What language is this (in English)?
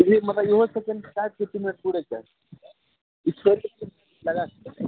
Maithili